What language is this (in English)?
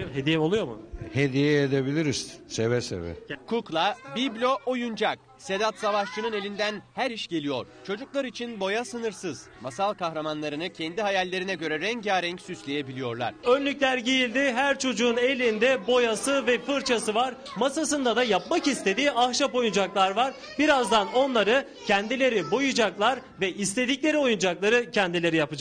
Turkish